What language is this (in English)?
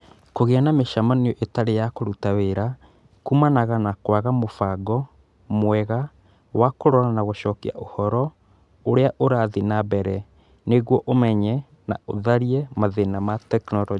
Kikuyu